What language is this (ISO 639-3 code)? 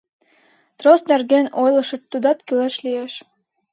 chm